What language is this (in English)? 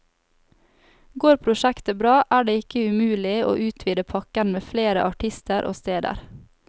Norwegian